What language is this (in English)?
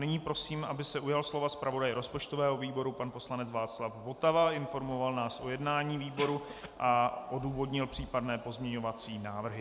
Czech